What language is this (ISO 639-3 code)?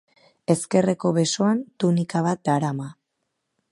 eus